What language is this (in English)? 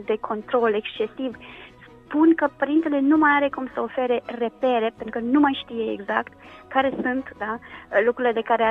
Romanian